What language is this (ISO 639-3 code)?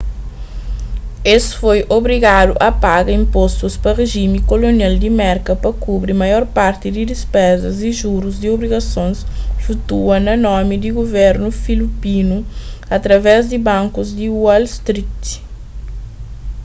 kea